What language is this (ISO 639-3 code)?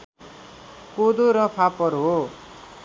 nep